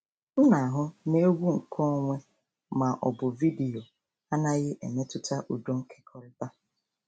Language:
Igbo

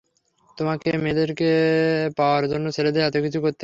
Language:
Bangla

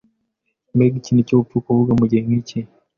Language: Kinyarwanda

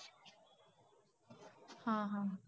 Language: Marathi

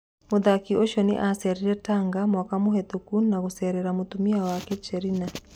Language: Kikuyu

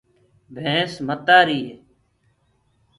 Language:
Gurgula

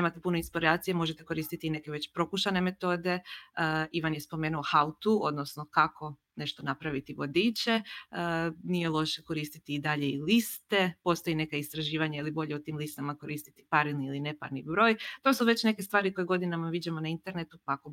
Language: Croatian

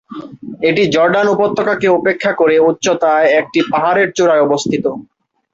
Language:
Bangla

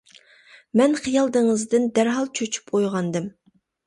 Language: Uyghur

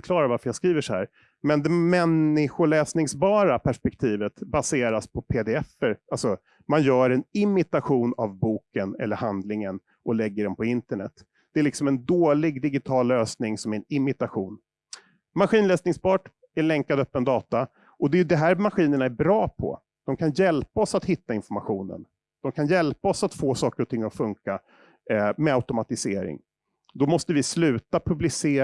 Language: Swedish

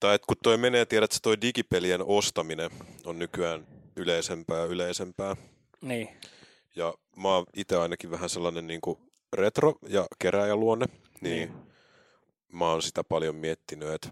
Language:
Finnish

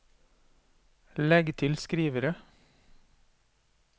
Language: Norwegian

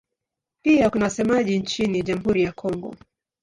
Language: Swahili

